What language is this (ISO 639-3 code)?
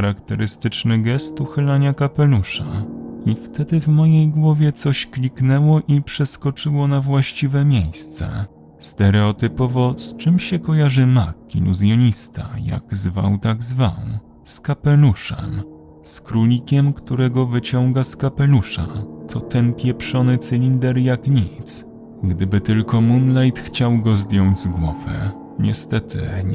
pol